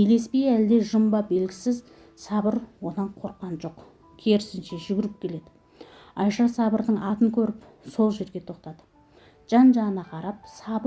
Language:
Turkish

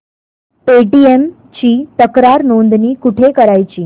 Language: Marathi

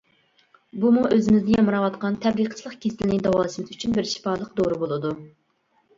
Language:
Uyghur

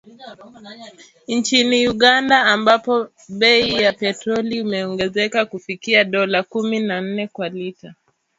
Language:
Swahili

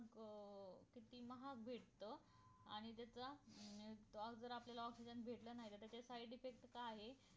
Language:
Marathi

